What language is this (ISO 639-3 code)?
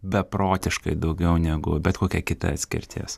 lit